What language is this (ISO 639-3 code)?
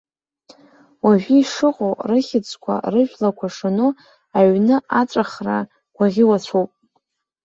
abk